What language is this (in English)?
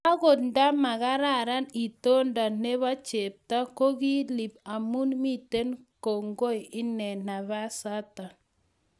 Kalenjin